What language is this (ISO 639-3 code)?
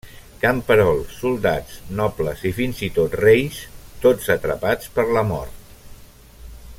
cat